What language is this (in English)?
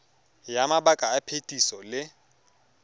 Tswana